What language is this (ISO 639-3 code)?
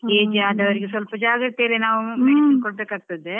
kan